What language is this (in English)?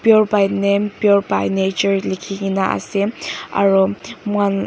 Naga Pidgin